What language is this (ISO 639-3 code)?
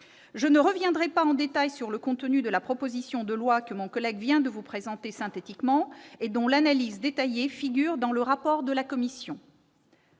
fra